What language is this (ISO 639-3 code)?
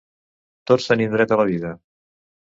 cat